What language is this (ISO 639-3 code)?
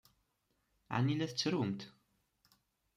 kab